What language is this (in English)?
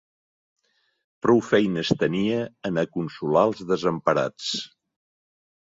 Catalan